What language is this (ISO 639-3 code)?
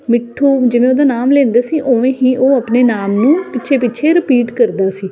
pan